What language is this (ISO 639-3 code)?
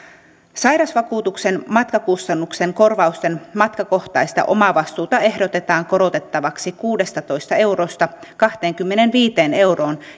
fin